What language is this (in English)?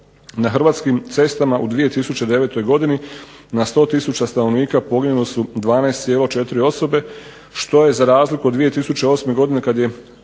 Croatian